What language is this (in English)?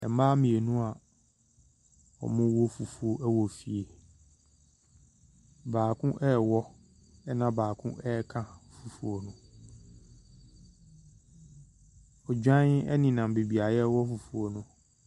Akan